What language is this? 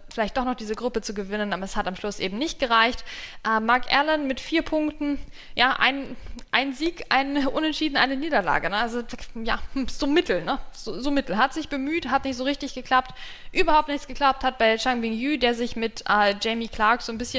German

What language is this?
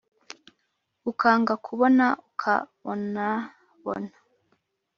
Kinyarwanda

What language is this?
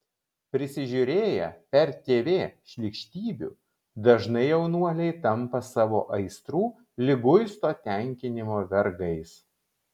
Lithuanian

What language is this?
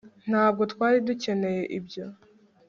Kinyarwanda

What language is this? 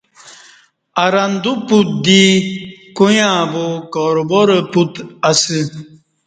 Kati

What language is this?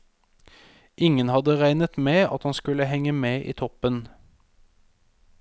Norwegian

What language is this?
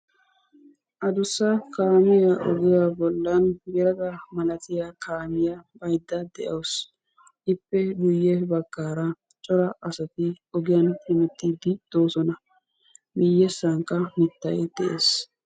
Wolaytta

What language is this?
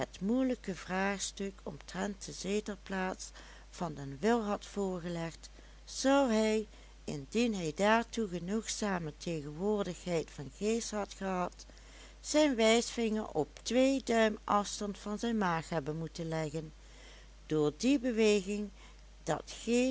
Dutch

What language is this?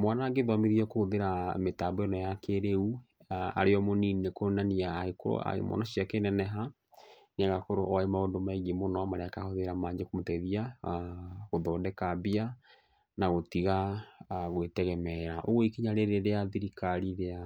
Kikuyu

